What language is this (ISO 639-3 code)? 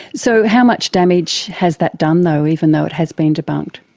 eng